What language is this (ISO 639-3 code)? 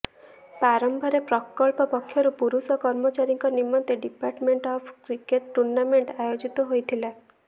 ori